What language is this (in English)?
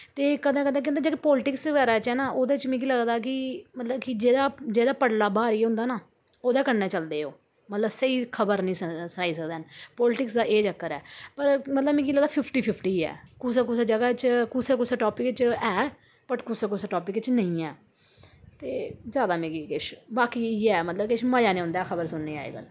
Dogri